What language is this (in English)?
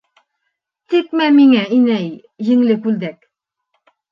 Bashkir